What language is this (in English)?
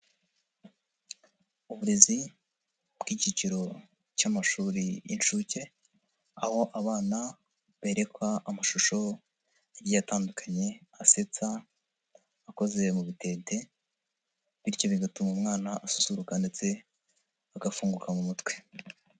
Kinyarwanda